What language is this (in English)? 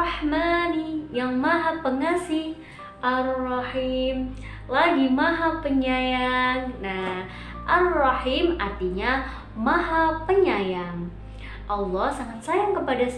Indonesian